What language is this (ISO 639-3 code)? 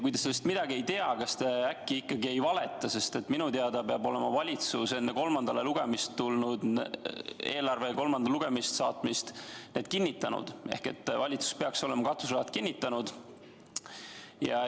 est